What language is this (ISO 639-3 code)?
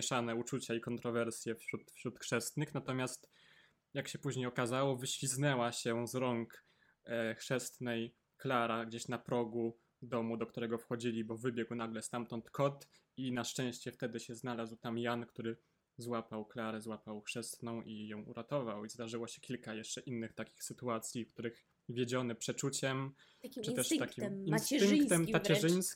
pol